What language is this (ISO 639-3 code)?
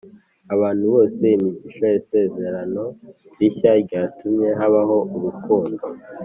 kin